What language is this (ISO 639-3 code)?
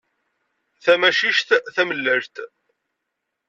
kab